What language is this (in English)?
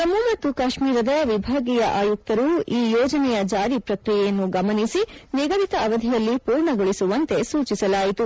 Kannada